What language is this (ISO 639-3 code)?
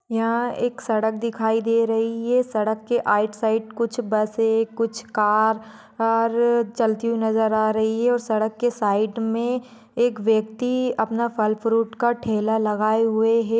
mag